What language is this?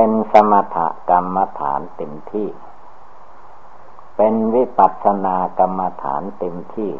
Thai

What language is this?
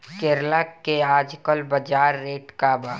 Bhojpuri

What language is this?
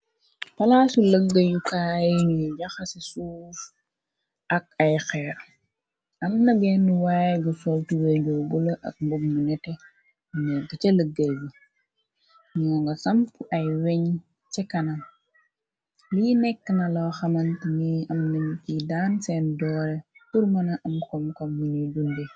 Wolof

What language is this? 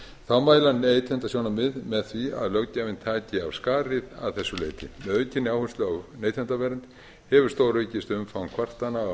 Icelandic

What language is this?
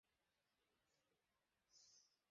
Bangla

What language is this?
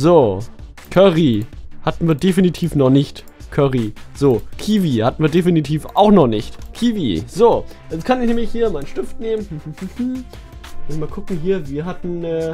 German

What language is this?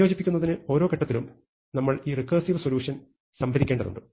Malayalam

